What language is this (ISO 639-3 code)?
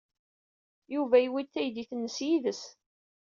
kab